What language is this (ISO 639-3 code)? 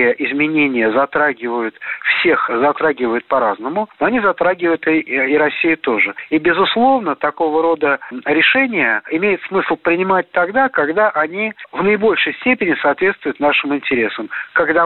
rus